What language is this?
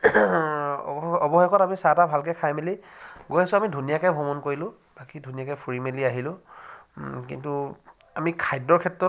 Assamese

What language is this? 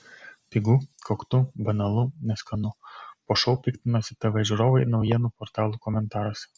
Lithuanian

